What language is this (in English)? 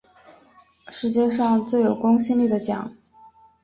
Chinese